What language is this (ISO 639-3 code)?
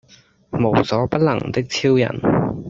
yue